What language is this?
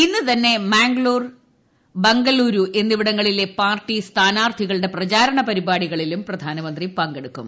Malayalam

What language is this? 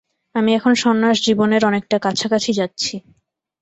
Bangla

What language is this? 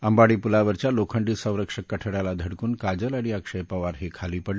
Marathi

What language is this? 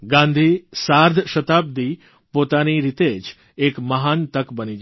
Gujarati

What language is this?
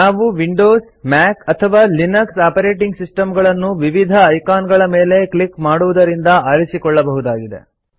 Kannada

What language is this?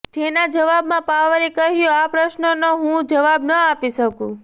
Gujarati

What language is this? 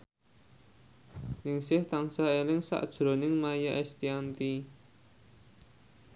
Javanese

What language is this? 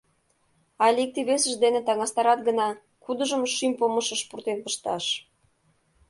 Mari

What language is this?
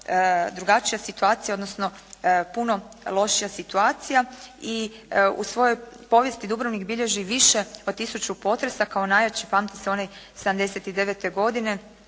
Croatian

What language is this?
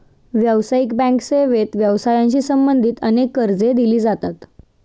Marathi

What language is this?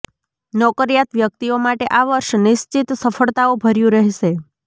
Gujarati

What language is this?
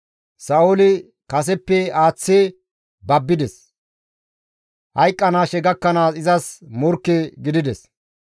Gamo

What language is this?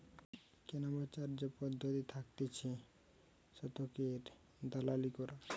Bangla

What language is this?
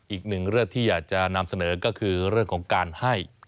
Thai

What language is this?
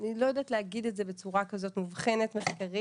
Hebrew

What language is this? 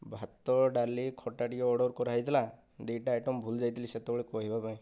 Odia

